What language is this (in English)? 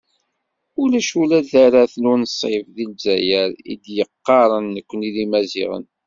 Kabyle